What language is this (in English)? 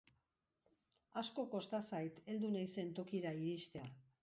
Basque